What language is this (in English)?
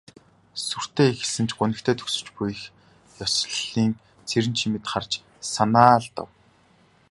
Mongolian